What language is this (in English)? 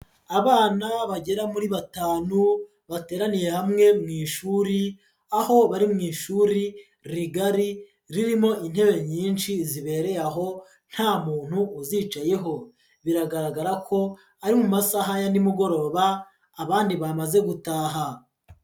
Kinyarwanda